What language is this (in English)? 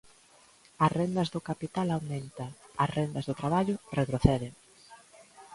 Galician